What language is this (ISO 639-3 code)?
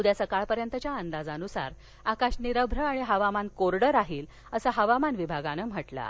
mar